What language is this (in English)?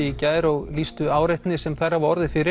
Icelandic